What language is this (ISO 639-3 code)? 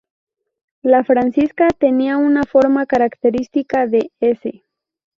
spa